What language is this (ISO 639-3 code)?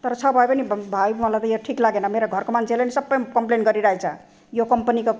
nep